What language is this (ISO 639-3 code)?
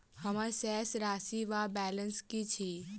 mai